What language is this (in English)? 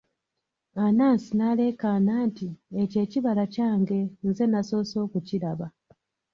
Ganda